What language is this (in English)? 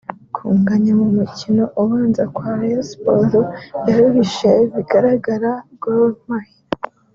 Kinyarwanda